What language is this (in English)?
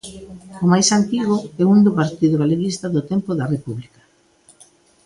Galician